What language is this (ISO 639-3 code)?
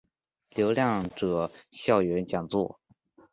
zho